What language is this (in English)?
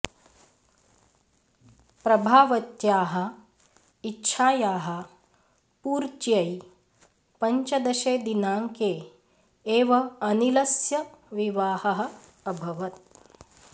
Sanskrit